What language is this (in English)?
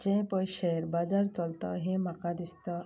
Konkani